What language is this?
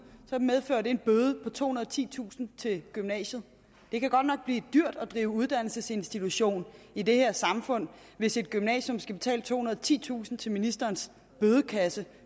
Danish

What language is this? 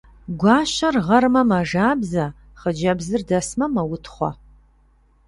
Kabardian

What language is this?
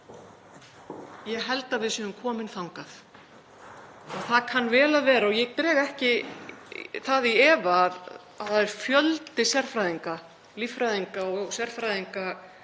Icelandic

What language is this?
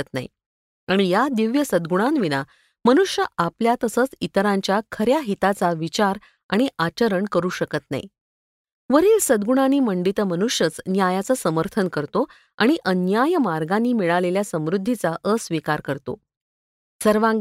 Marathi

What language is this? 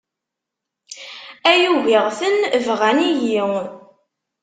Kabyle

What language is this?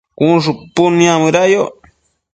Matsés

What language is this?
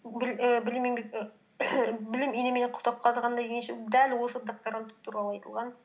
Kazakh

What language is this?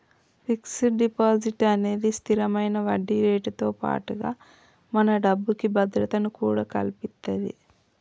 Telugu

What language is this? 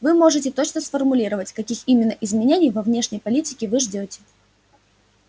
Russian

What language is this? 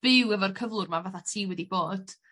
Welsh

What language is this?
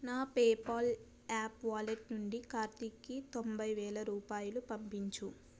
Telugu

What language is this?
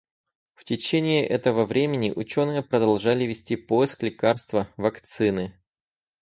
Russian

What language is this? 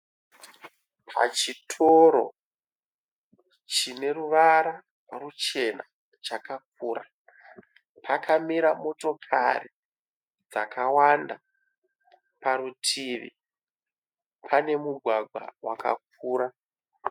Shona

